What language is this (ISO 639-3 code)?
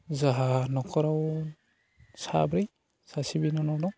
brx